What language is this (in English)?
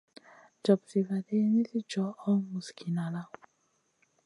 Masana